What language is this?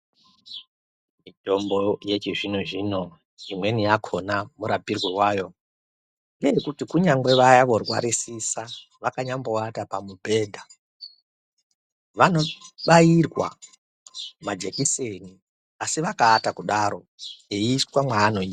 Ndau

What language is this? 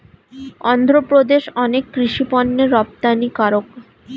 Bangla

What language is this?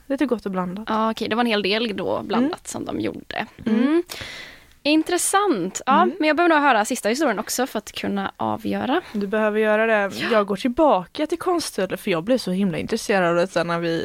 Swedish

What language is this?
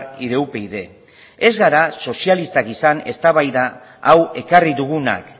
Basque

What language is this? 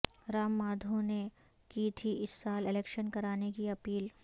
Urdu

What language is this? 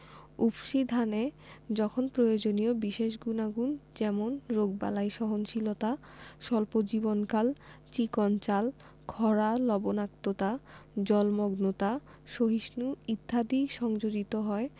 Bangla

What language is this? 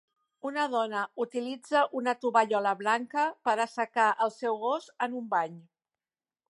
Catalan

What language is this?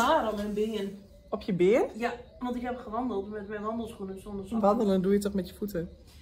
Dutch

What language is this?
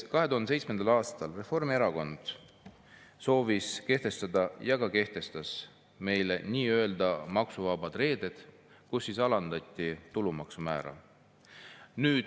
Estonian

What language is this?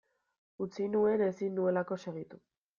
Basque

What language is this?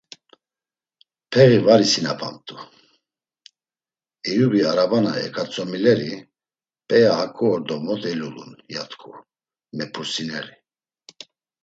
Laz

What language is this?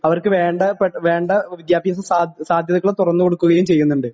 Malayalam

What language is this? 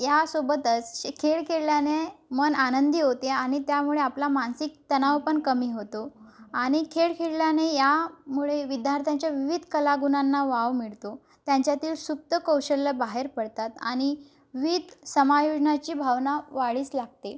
Marathi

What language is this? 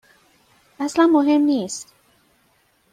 Persian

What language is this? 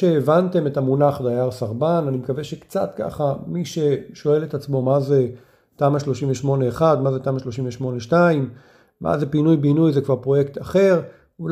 Hebrew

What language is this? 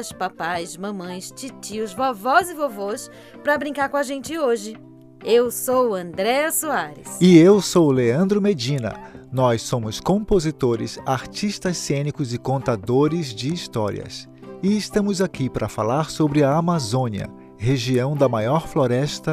Portuguese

